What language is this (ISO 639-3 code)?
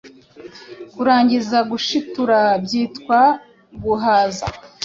kin